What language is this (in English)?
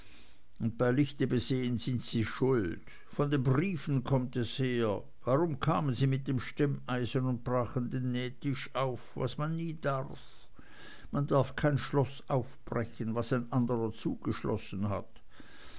German